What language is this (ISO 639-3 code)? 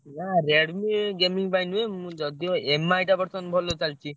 ori